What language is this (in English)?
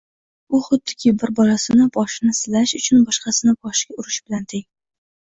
Uzbek